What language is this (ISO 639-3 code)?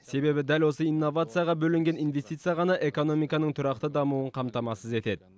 kaz